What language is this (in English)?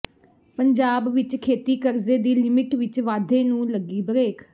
Punjabi